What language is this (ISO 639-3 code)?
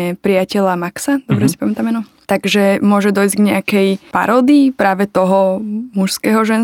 slk